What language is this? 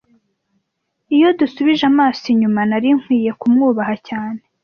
Kinyarwanda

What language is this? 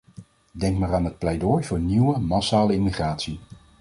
Dutch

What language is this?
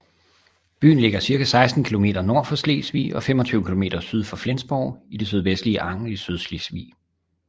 Danish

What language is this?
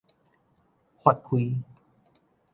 Min Nan Chinese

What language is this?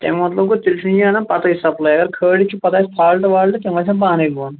Kashmiri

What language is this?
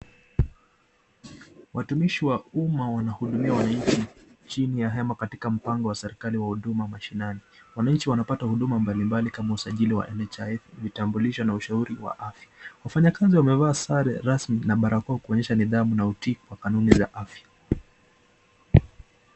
Swahili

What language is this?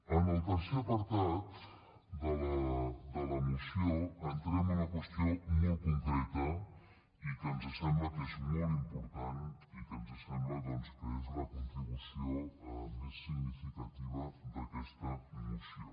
Catalan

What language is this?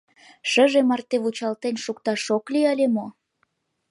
Mari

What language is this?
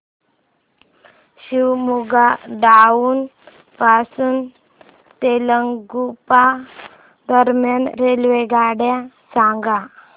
Marathi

